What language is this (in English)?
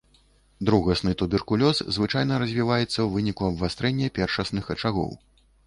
Belarusian